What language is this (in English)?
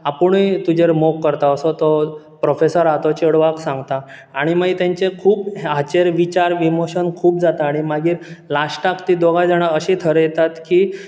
Konkani